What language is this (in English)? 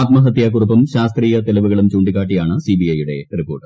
Malayalam